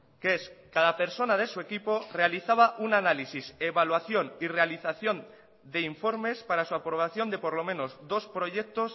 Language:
Spanish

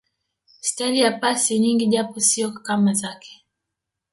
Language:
Swahili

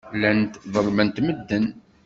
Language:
Kabyle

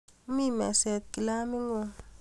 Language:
Kalenjin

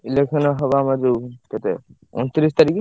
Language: Odia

